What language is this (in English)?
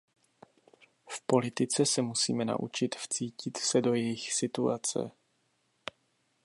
Czech